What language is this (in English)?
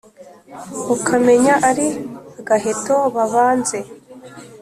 Kinyarwanda